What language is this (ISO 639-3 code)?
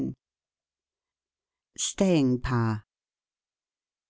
eng